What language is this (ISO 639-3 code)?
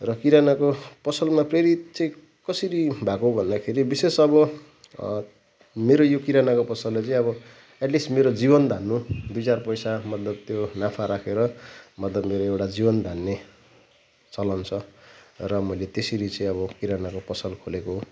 nep